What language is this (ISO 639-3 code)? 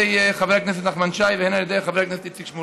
heb